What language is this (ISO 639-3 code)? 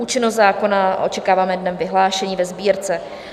ces